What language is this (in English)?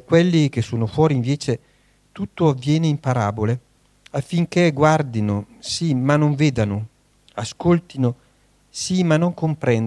Italian